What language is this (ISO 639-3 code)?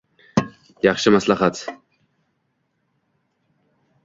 uzb